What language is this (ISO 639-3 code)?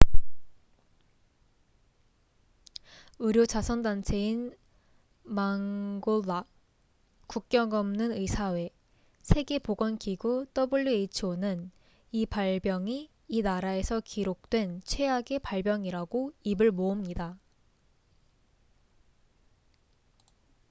kor